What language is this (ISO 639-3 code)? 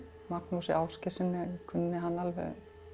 isl